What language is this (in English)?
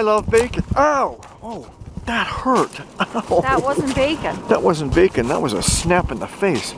English